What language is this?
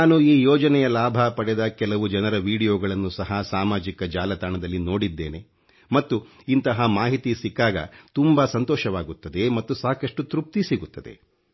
Kannada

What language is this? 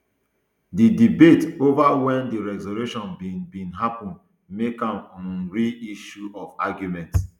Nigerian Pidgin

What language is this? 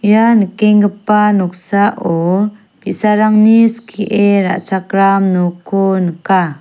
Garo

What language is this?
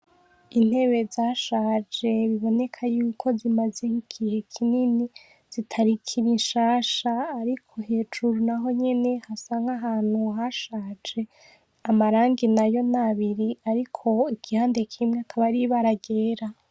Rundi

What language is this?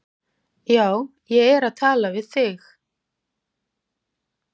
Icelandic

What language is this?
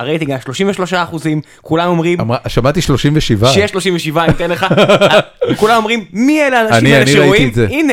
Hebrew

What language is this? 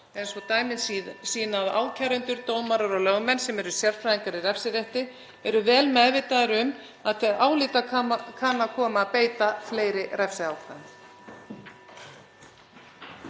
Icelandic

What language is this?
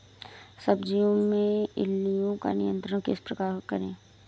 Hindi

